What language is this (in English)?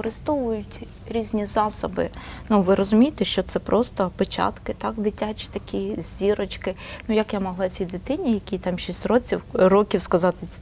Ukrainian